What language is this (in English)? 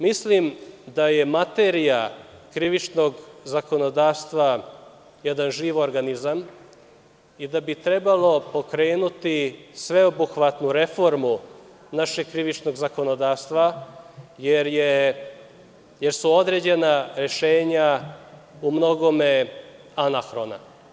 Serbian